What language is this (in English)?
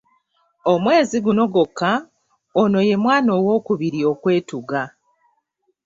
Ganda